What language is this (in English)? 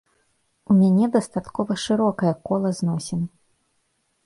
Belarusian